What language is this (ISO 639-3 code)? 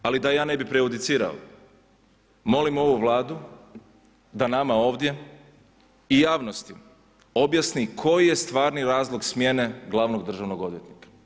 hrv